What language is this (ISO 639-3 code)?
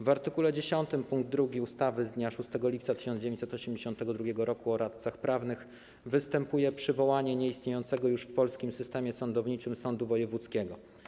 pol